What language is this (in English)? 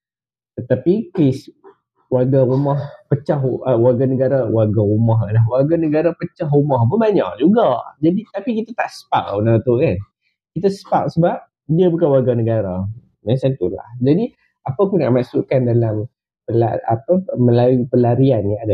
Malay